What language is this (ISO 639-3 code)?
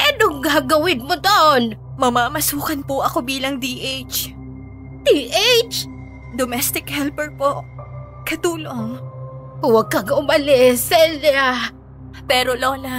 fil